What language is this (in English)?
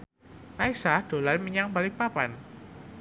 Javanese